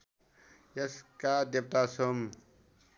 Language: Nepali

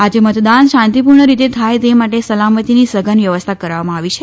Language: Gujarati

